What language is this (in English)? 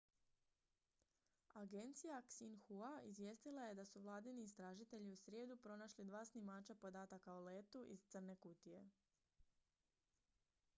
Croatian